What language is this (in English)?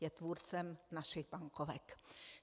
Czech